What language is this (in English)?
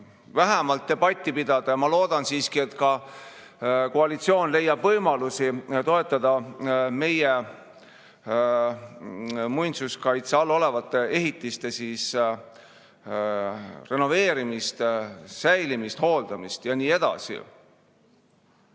Estonian